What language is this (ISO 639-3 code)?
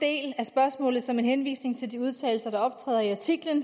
dan